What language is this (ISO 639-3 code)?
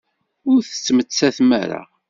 kab